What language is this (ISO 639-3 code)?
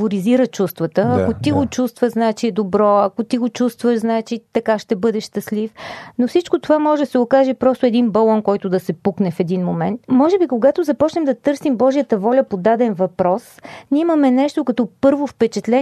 bul